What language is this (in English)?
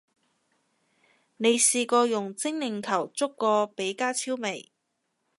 Cantonese